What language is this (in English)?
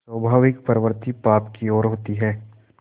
Hindi